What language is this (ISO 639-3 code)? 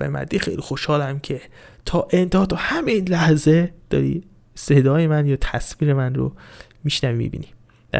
fas